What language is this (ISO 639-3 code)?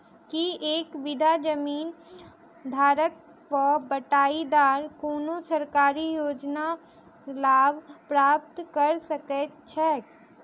mai